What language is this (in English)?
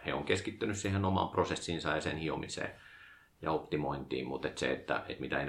Finnish